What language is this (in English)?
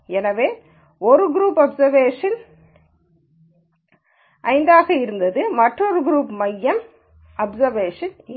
Tamil